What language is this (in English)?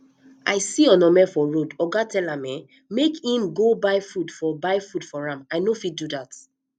Nigerian Pidgin